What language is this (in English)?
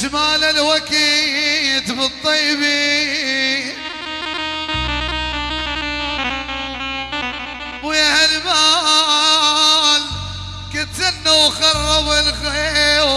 Arabic